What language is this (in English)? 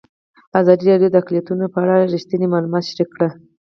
Pashto